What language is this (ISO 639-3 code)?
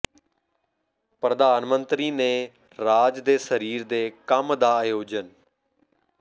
pan